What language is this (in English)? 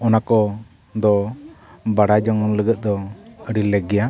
Santali